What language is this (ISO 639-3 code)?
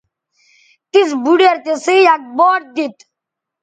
btv